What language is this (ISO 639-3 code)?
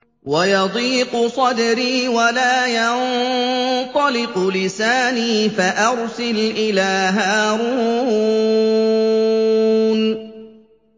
ara